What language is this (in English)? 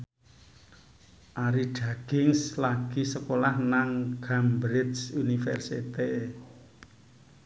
Javanese